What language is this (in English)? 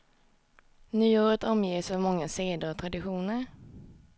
Swedish